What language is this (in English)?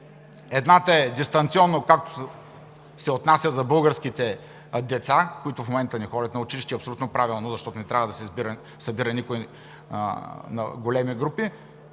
Bulgarian